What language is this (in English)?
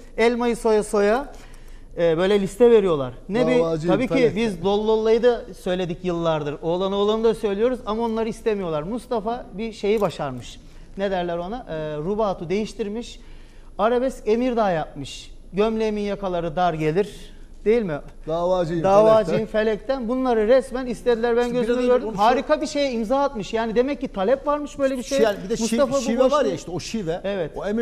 Turkish